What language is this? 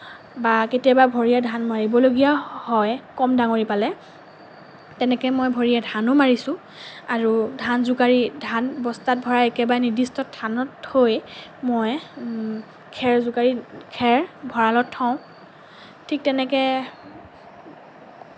Assamese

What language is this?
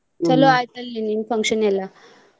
Kannada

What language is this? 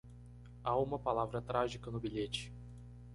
Portuguese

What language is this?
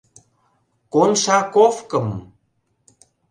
Mari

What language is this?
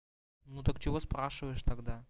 Russian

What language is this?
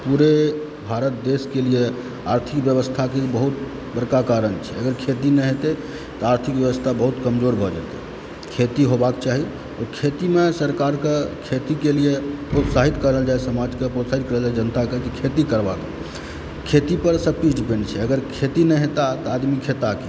Maithili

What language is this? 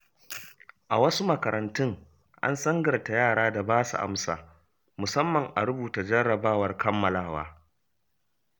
Hausa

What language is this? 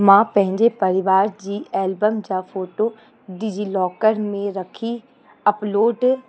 Sindhi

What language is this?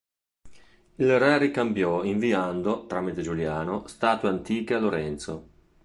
Italian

